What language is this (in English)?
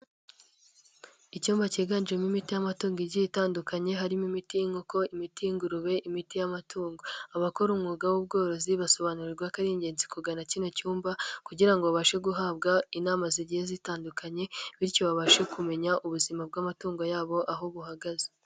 Kinyarwanda